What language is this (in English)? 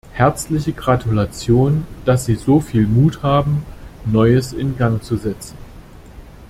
German